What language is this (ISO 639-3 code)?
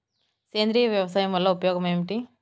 tel